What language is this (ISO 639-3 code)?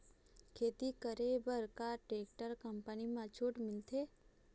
hne